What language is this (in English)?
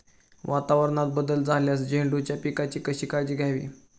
Marathi